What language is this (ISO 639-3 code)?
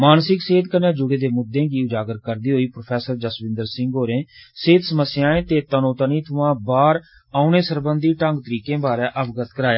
doi